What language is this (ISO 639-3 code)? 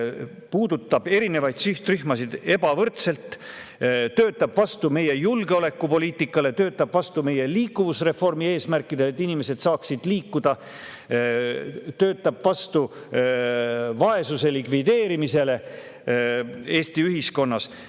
est